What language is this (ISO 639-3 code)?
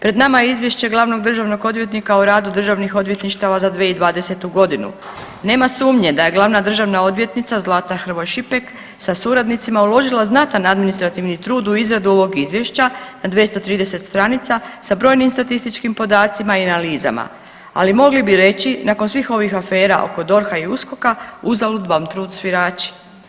hrv